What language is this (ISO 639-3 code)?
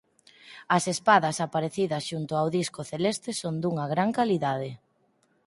glg